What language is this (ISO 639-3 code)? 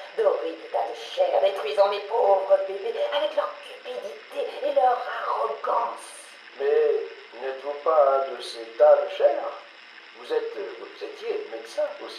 fra